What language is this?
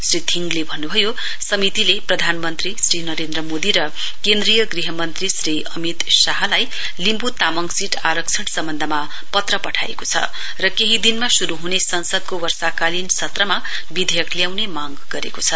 Nepali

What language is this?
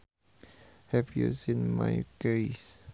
Sundanese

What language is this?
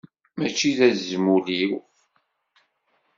Kabyle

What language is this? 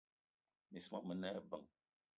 Eton (Cameroon)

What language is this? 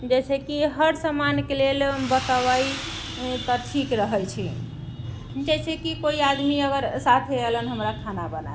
Maithili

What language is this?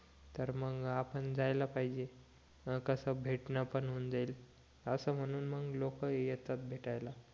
Marathi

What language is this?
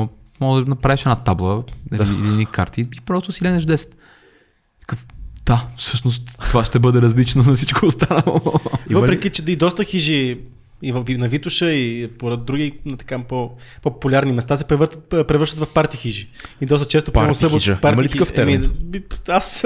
Bulgarian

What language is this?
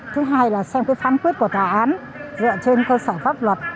Vietnamese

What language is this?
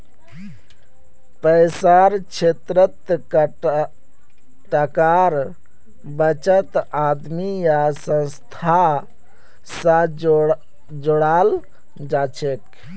Magahi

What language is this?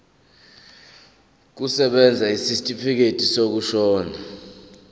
Zulu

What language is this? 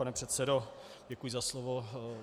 Czech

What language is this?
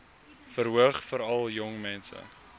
Afrikaans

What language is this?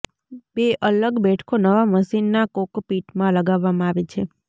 Gujarati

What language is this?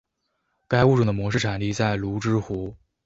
Chinese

